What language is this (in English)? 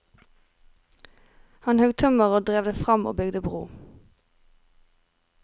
Norwegian